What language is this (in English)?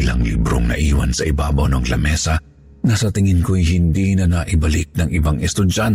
Filipino